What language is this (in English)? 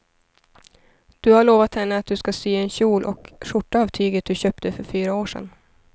Swedish